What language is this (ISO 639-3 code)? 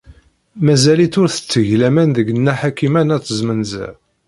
kab